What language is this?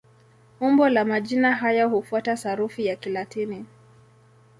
Swahili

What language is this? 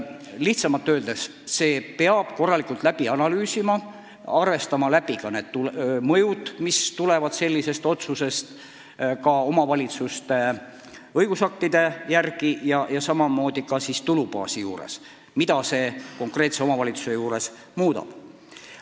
Estonian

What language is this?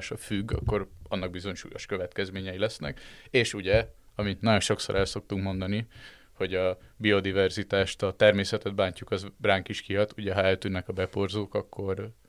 Hungarian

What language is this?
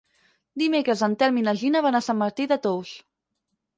Catalan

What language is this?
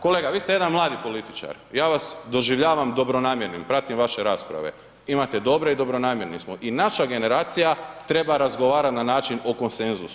Croatian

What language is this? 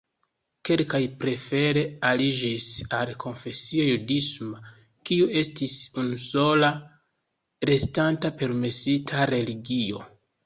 Esperanto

